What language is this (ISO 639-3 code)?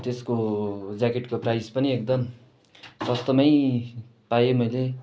nep